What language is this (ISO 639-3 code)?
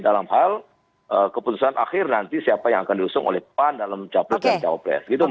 ind